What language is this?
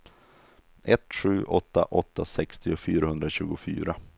Swedish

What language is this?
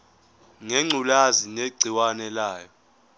Zulu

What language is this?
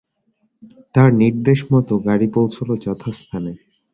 Bangla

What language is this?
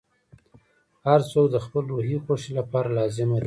Pashto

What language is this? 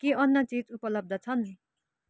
Nepali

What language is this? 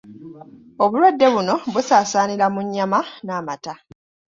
Ganda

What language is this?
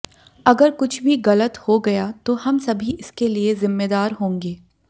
Hindi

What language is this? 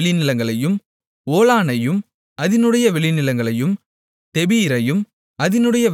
Tamil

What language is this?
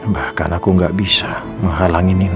Indonesian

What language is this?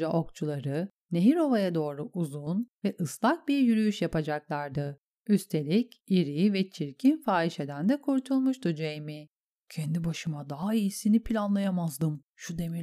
Turkish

